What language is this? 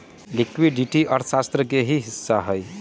Magahi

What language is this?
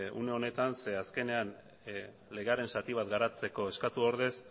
Basque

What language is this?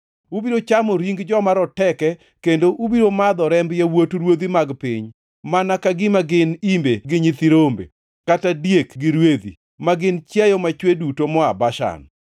Luo (Kenya and Tanzania)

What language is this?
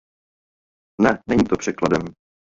Czech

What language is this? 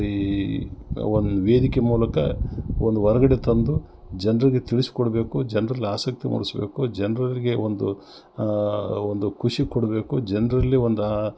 Kannada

